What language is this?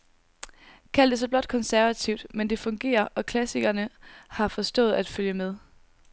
Danish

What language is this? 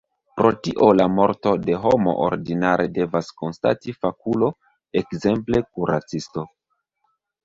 Esperanto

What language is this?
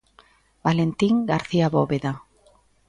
Galician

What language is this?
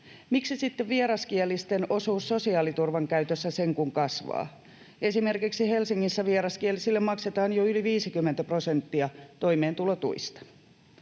Finnish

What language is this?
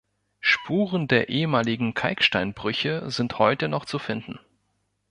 German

